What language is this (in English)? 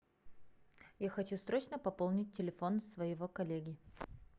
Russian